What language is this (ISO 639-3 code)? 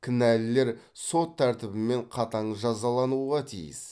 kaz